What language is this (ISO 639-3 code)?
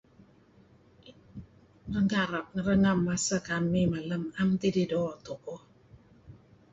kzi